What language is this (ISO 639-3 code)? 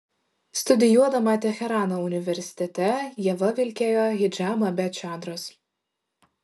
lit